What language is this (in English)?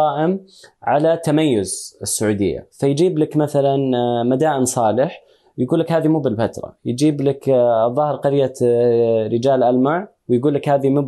Arabic